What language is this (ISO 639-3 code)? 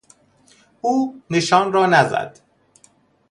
fas